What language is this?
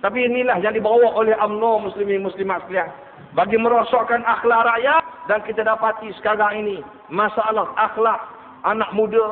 Malay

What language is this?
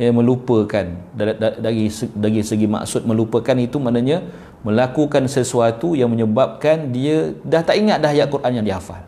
Malay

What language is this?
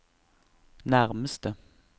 Norwegian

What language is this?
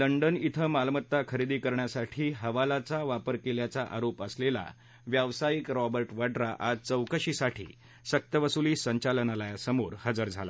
Marathi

